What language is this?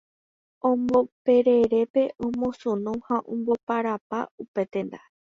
Guarani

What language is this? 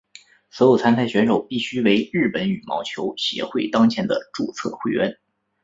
Chinese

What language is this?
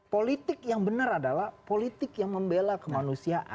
Indonesian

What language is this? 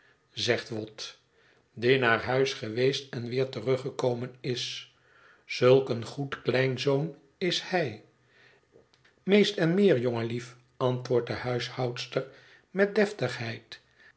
Dutch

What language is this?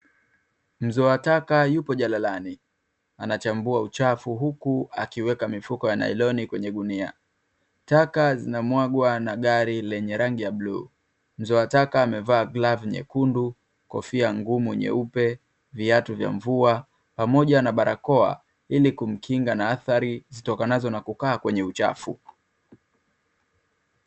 Swahili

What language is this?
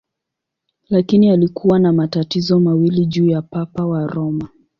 Swahili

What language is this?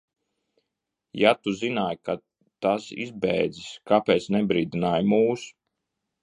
Latvian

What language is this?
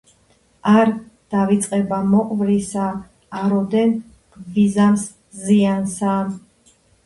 Georgian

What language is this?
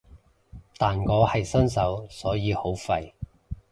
Cantonese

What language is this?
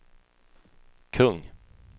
Swedish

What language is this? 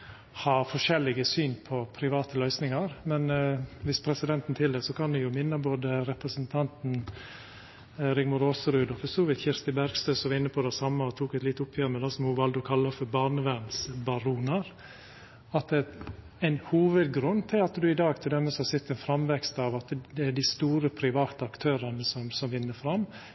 Norwegian Nynorsk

